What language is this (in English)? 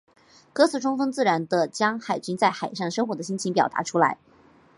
Chinese